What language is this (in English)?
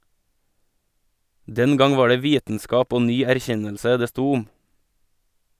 Norwegian